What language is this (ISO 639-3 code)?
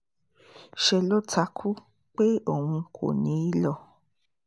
yor